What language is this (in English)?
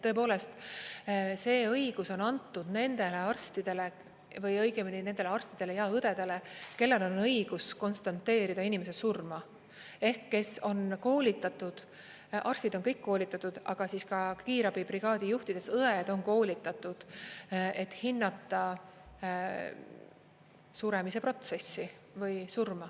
Estonian